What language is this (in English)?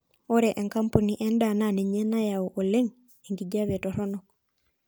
Masai